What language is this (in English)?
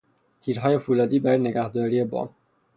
Persian